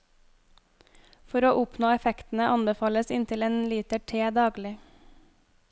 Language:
Norwegian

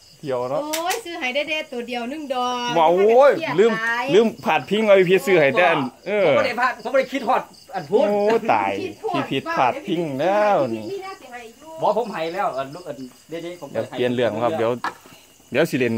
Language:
Thai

